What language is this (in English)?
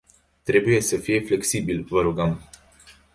Romanian